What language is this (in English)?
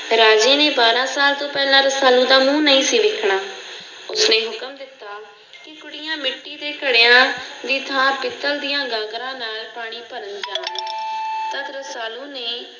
Punjabi